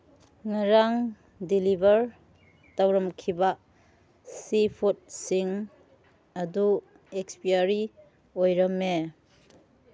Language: Manipuri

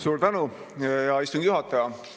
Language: Estonian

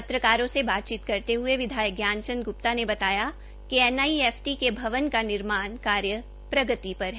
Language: Hindi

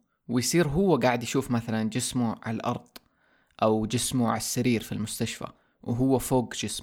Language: Arabic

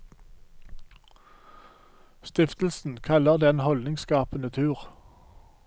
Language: Norwegian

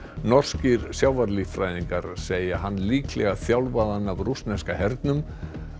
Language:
Icelandic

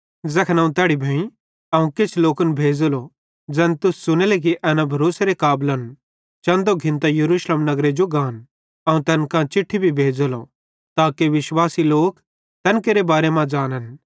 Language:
Bhadrawahi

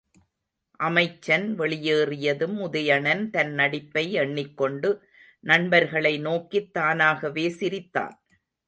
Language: Tamil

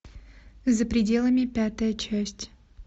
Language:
Russian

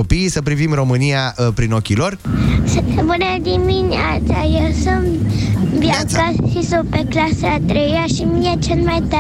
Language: Romanian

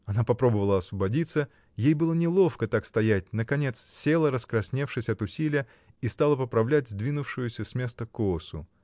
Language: Russian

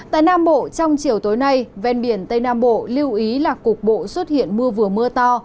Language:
Vietnamese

